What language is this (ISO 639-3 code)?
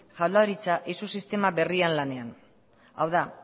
eus